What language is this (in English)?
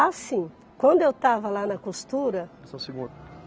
Portuguese